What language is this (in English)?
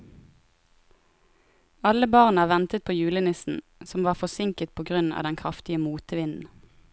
Norwegian